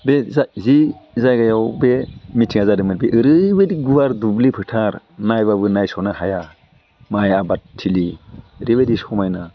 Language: Bodo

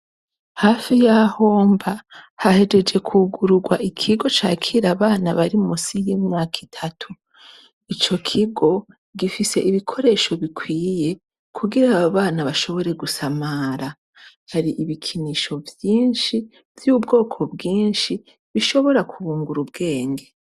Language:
Rundi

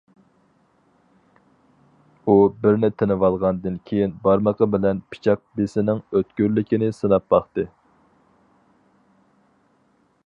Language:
Uyghur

